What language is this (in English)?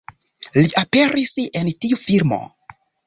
Esperanto